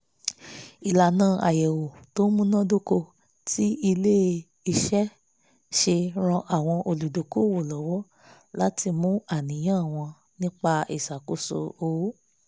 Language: Yoruba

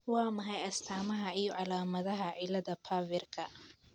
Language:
Somali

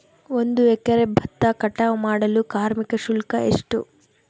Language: Kannada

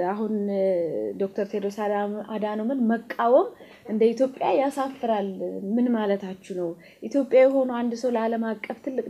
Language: Arabic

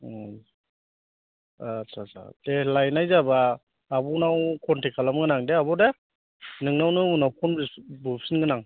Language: Bodo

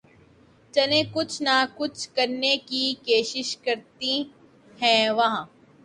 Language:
Urdu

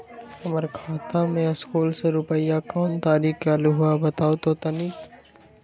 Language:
Magahi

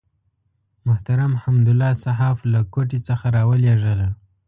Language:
Pashto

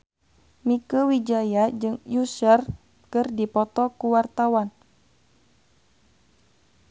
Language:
Sundanese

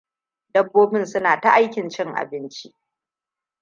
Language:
Hausa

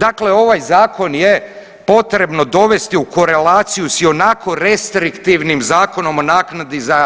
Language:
Croatian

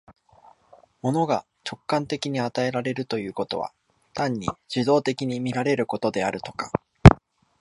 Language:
Japanese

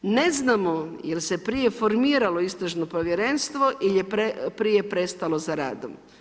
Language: Croatian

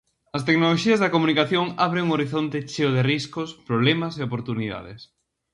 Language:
Galician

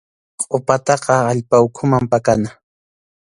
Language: Arequipa-La Unión Quechua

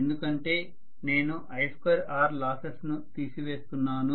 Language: Telugu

